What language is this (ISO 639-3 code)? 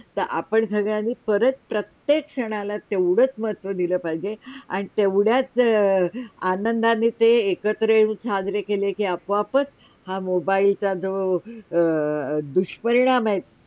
mar